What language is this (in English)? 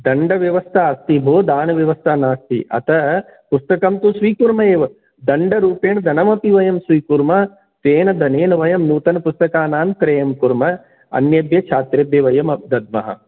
Sanskrit